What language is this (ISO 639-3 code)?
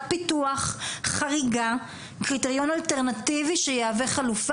heb